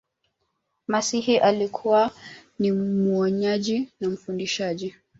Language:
Swahili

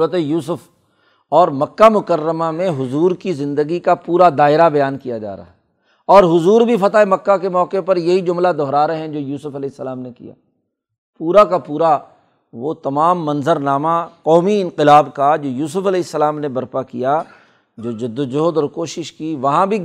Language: Urdu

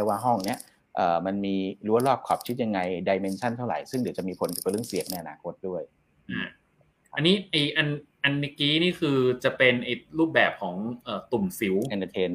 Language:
Thai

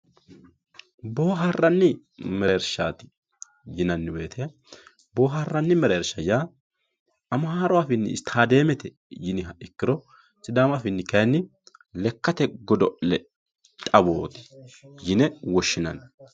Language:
Sidamo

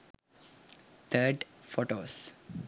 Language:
Sinhala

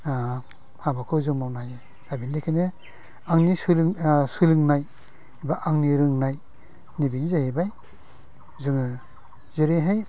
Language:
Bodo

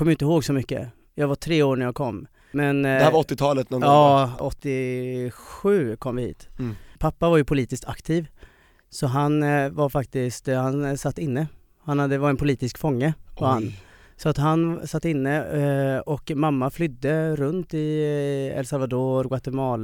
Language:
Swedish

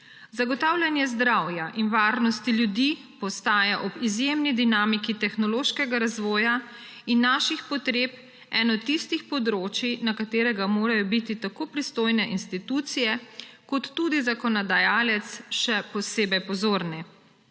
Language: Slovenian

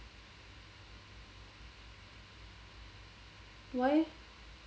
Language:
English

